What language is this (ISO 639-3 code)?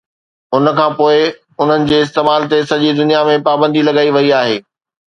snd